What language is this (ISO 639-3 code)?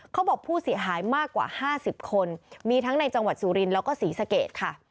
tha